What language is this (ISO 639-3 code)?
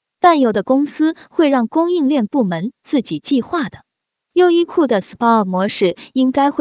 zho